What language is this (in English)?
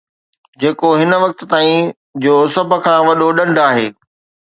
Sindhi